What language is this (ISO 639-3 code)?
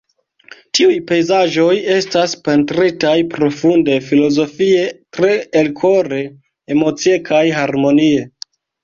epo